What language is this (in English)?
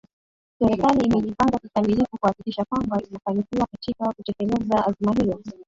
Swahili